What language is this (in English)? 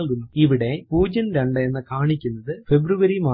Malayalam